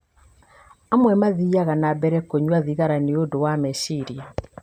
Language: Kikuyu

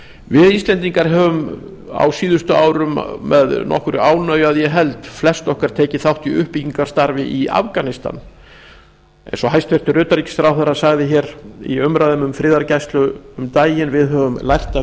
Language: Icelandic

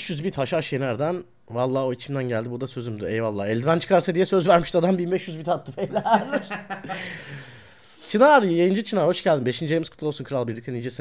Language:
Turkish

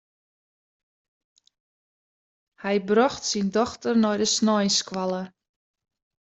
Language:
Western Frisian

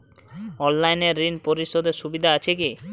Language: Bangla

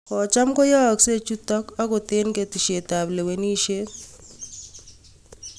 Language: Kalenjin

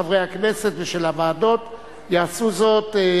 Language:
Hebrew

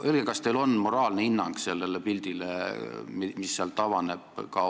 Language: Estonian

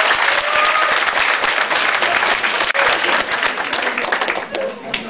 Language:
Romanian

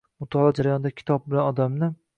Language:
Uzbek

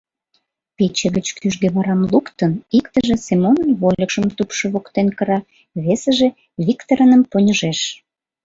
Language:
Mari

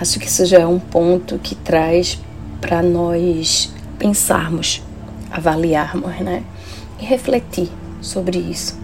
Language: Portuguese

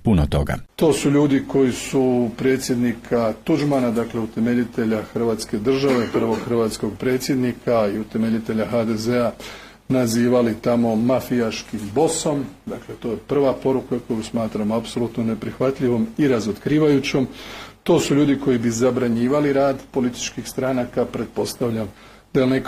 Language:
Croatian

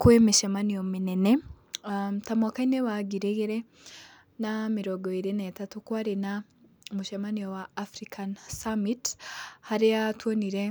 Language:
Kikuyu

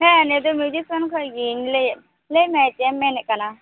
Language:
Santali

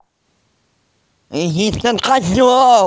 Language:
Russian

